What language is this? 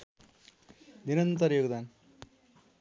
Nepali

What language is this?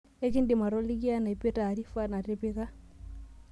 Masai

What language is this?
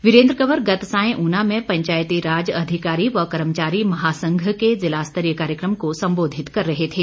Hindi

